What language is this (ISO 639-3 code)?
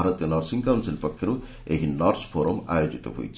ori